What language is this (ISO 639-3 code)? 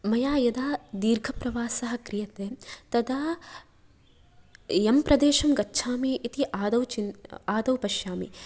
san